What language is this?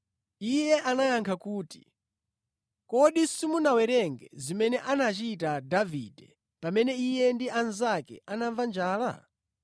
Nyanja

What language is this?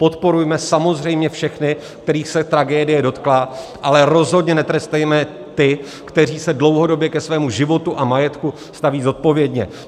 Czech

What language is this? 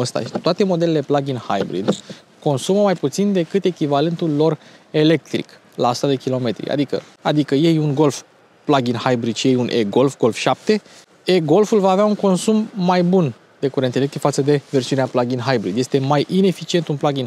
Romanian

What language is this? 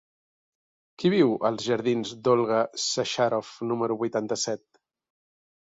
Catalan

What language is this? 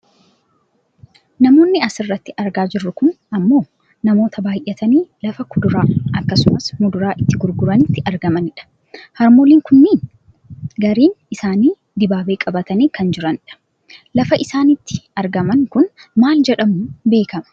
Oromo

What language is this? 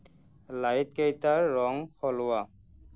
Assamese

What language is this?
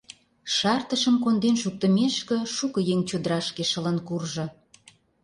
Mari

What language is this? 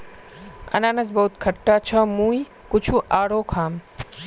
Magahi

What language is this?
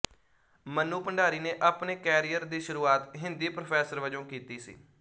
Punjabi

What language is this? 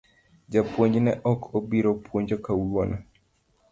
Luo (Kenya and Tanzania)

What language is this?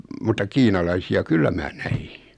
Finnish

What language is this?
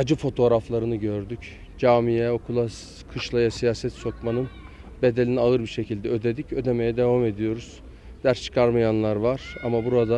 Turkish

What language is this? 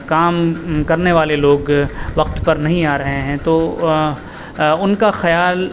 Urdu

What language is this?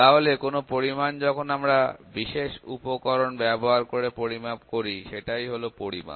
Bangla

